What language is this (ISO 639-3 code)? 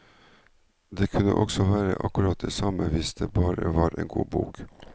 nor